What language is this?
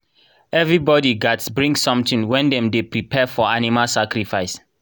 Nigerian Pidgin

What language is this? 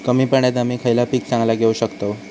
Marathi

